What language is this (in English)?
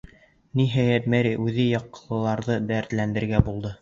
Bashkir